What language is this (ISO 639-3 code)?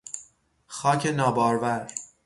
fas